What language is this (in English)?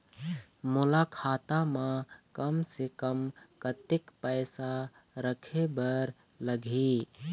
Chhattisgarhi